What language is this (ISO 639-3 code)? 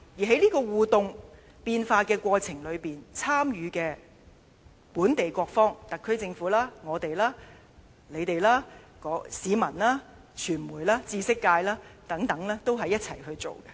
yue